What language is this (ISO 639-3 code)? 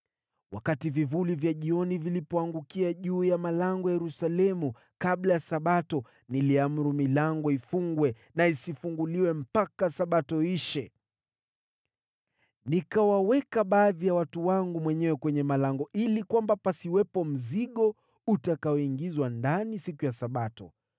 swa